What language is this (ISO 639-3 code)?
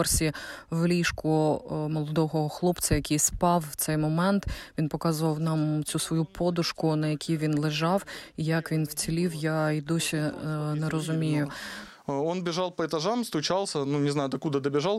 ukr